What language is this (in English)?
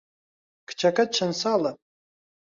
Central Kurdish